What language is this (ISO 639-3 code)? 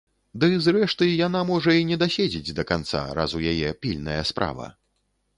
bel